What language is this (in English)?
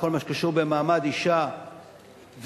Hebrew